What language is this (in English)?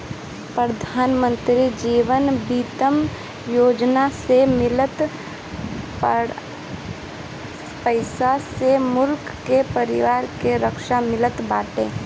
Bhojpuri